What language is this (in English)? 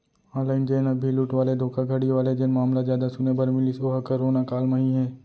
Chhattisgarhi